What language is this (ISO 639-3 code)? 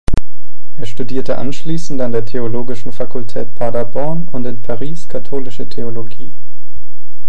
deu